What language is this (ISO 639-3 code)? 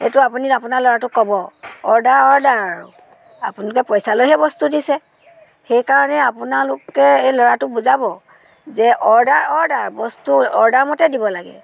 asm